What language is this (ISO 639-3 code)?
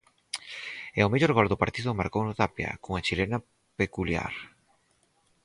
glg